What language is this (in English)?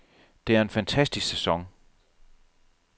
Danish